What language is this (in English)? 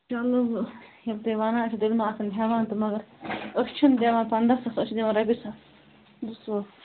Kashmiri